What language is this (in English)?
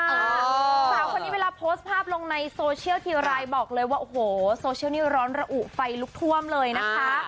Thai